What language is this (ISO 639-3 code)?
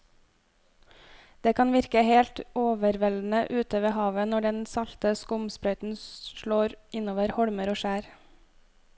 nor